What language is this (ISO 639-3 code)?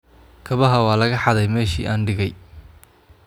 som